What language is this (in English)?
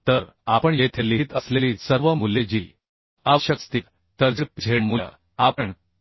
Marathi